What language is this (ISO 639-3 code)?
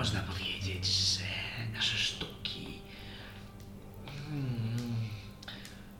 pol